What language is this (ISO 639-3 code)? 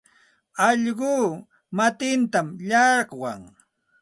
qxt